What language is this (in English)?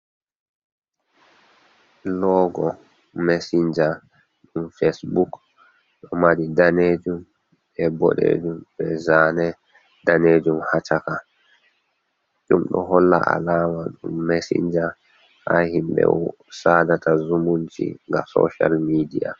Fula